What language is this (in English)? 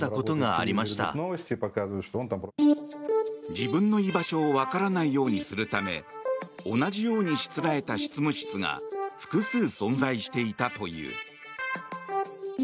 Japanese